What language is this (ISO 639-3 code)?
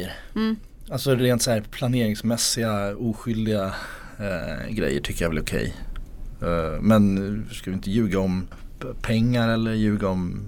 swe